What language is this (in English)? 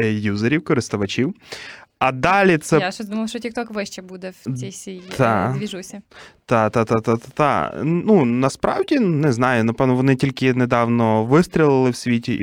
Ukrainian